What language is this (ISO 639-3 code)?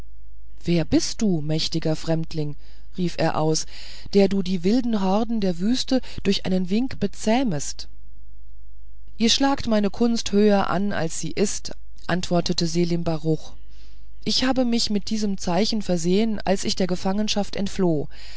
deu